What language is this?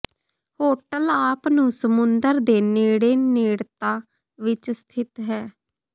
Punjabi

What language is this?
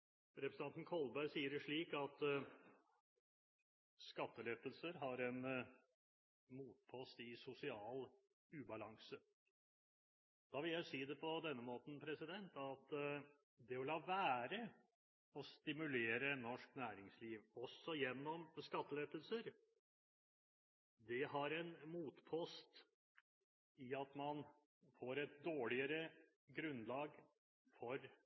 Norwegian Bokmål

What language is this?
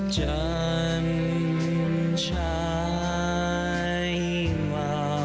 Thai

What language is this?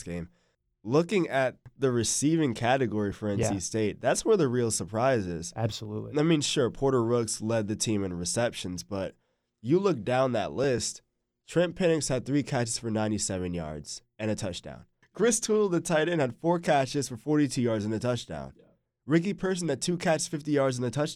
English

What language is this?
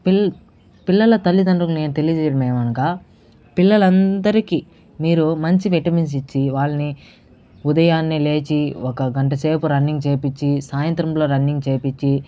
Telugu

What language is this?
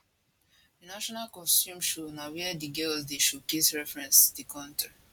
Nigerian Pidgin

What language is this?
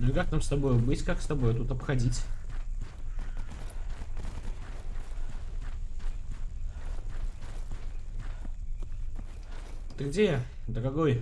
Russian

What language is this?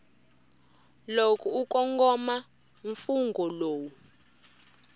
Tsonga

